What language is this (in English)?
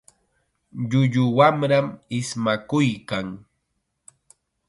Chiquián Ancash Quechua